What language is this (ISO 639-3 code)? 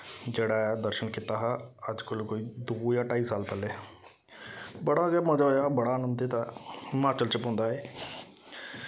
doi